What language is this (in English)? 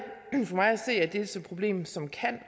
Danish